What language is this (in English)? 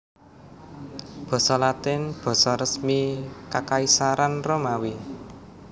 Javanese